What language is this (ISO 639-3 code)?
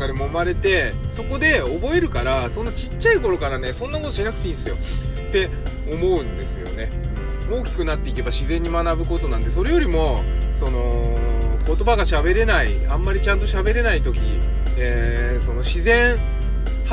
jpn